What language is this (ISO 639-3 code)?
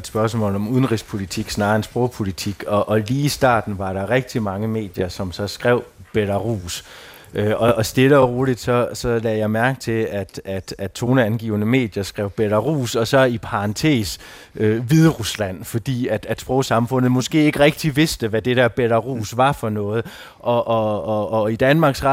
dan